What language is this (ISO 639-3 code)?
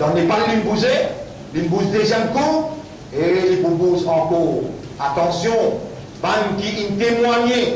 fra